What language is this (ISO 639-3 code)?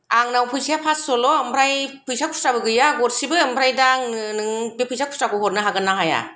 brx